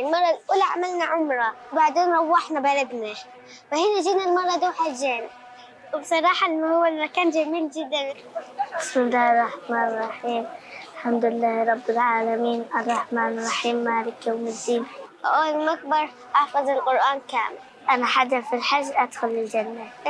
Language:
Arabic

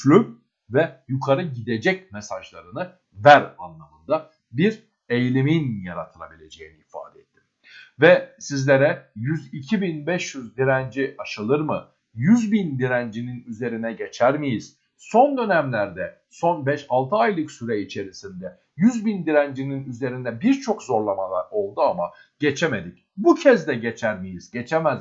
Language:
Turkish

